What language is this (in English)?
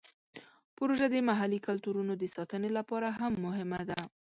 Pashto